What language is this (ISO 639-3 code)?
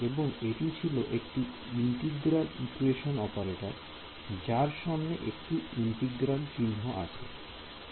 ben